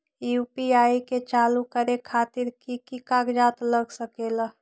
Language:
Magahi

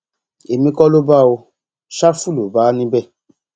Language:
Yoruba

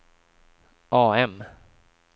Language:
Swedish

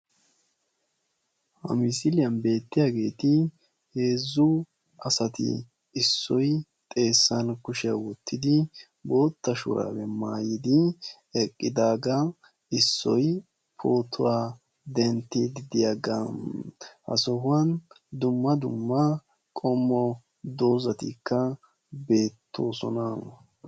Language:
Wolaytta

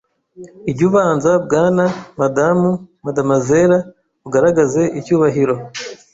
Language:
Kinyarwanda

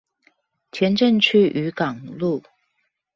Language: Chinese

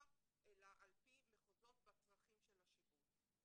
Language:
Hebrew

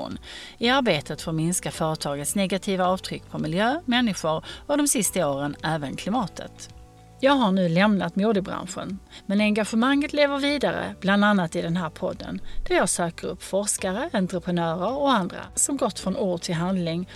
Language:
Swedish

